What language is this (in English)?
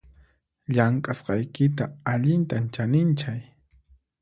Puno Quechua